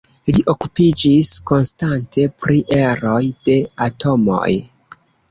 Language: Esperanto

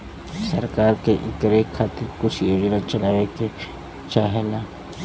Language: Bhojpuri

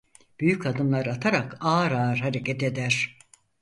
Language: Turkish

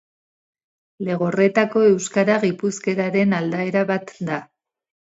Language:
Basque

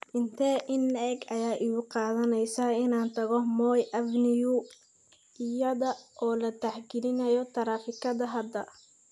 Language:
Somali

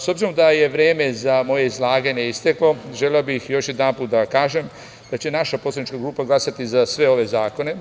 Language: Serbian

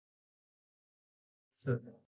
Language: Thai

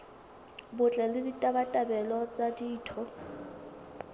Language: Southern Sotho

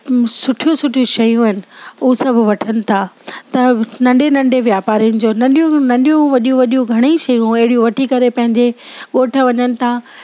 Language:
Sindhi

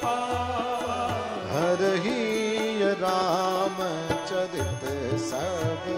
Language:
Hindi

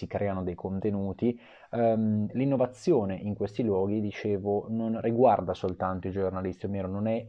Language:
Italian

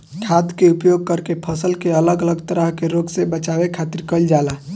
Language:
Bhojpuri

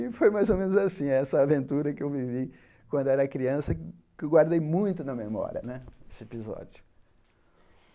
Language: Portuguese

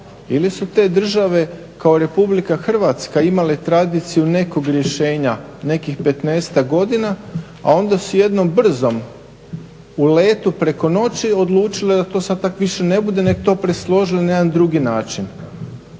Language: Croatian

